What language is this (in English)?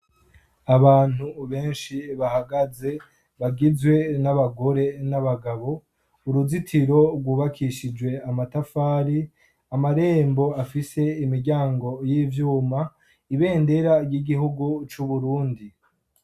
Rundi